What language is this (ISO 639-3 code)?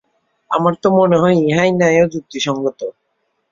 ben